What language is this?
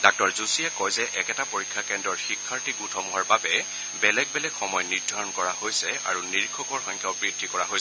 Assamese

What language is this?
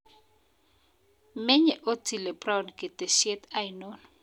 Kalenjin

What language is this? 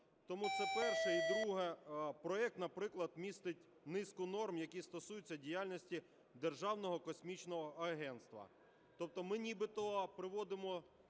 Ukrainian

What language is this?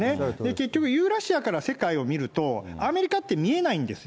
Japanese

